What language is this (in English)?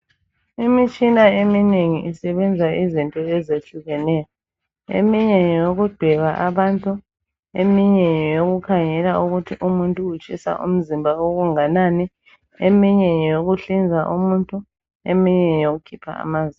North Ndebele